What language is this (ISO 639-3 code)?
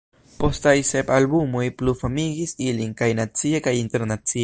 epo